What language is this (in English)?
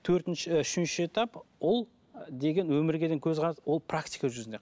Kazakh